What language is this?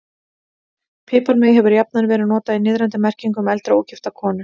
Icelandic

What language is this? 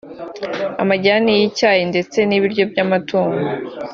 Kinyarwanda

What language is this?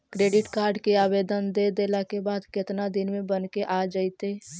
Magahi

